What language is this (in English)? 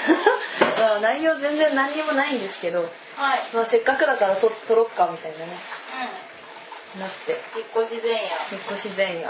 Japanese